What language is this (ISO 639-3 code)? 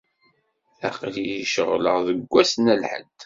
kab